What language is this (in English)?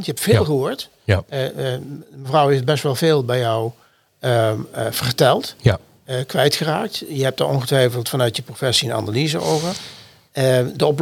Dutch